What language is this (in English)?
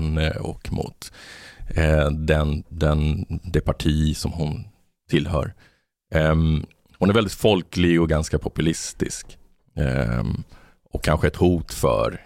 Swedish